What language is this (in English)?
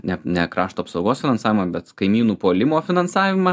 Lithuanian